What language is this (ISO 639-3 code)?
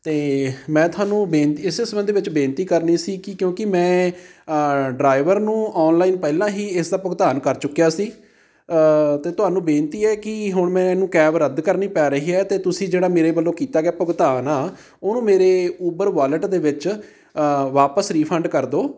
pan